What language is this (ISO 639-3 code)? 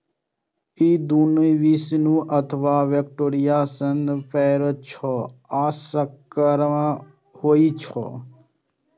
mai